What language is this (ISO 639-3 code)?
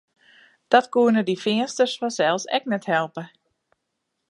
fry